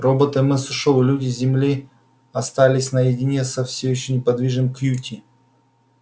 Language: Russian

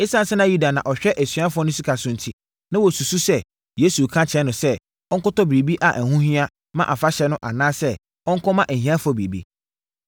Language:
Akan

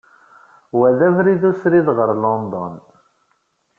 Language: Kabyle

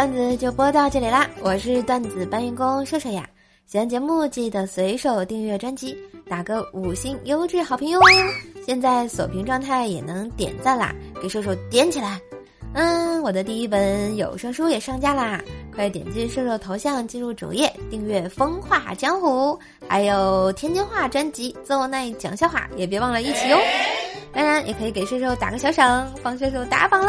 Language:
Chinese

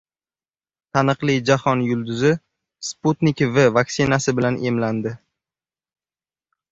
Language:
Uzbek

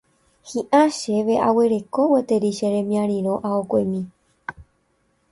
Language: Guarani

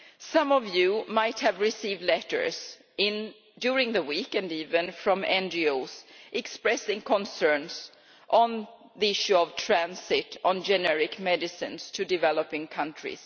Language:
English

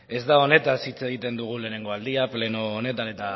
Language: Basque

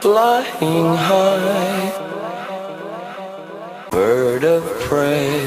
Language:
English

